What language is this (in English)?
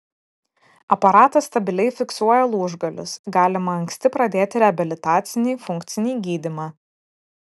Lithuanian